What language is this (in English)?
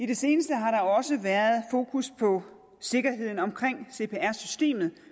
Danish